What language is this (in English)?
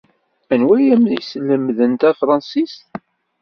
Kabyle